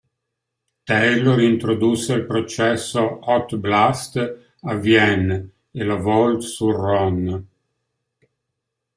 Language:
Italian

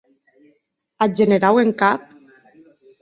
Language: Occitan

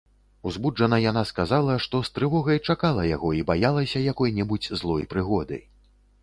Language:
Belarusian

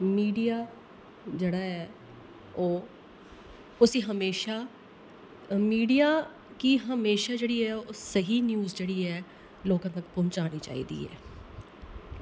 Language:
Dogri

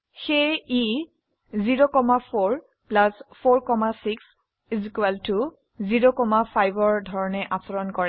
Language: Assamese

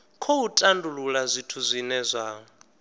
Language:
Venda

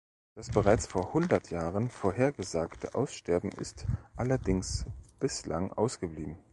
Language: German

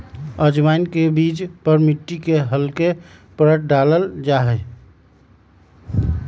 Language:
Magahi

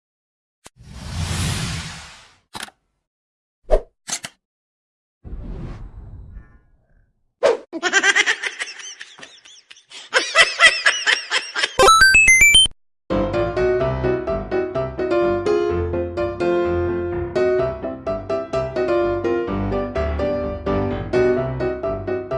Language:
Vietnamese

